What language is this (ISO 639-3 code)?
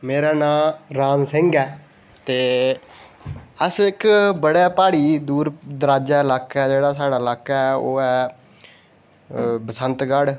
doi